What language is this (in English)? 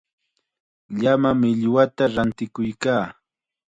Chiquián Ancash Quechua